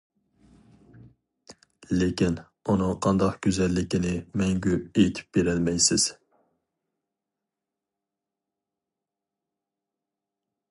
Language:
Uyghur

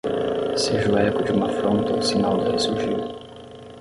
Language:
Portuguese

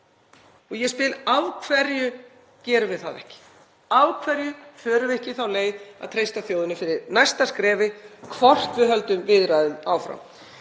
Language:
Icelandic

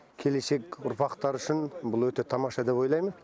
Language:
Kazakh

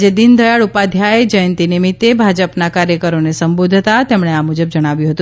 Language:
Gujarati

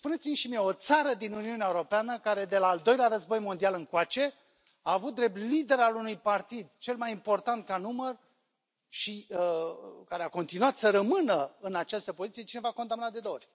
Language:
Romanian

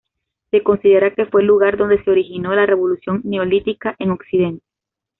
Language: Spanish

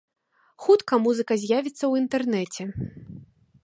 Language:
Belarusian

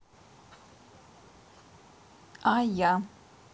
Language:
Russian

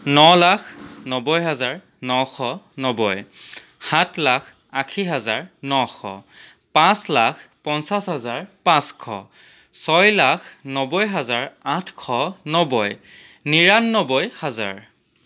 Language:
Assamese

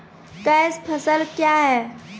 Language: Maithili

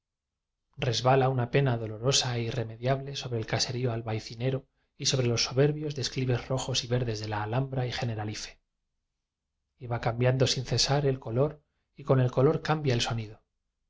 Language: Spanish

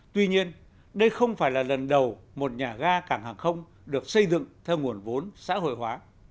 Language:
Vietnamese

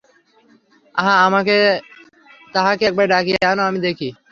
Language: Bangla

